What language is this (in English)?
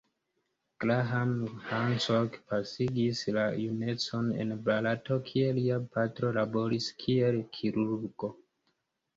Esperanto